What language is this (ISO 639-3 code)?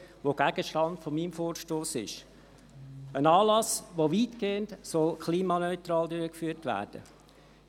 gsw